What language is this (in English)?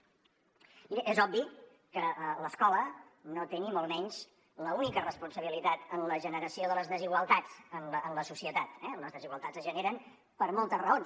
Catalan